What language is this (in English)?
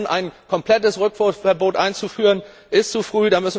German